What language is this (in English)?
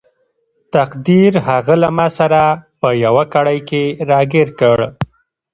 Pashto